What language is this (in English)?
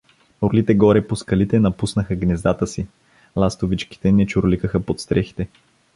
Bulgarian